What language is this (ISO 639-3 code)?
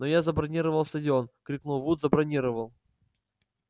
rus